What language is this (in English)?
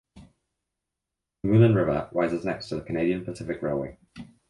English